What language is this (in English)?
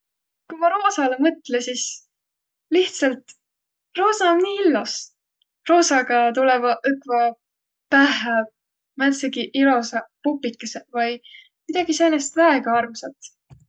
Võro